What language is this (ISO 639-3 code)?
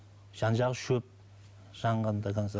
kaz